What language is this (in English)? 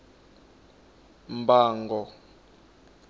Tsonga